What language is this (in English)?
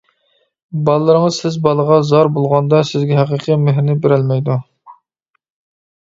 Uyghur